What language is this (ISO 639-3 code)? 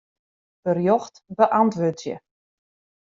fry